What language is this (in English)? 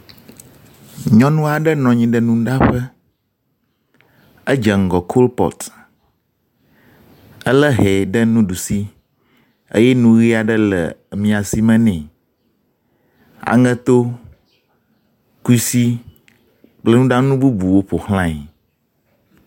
Ewe